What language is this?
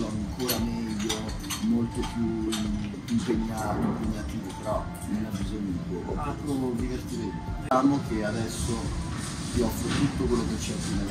Italian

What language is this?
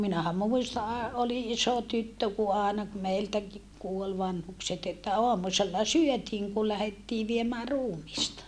Finnish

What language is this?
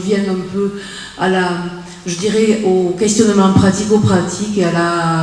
French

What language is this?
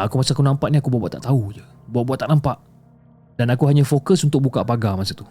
Malay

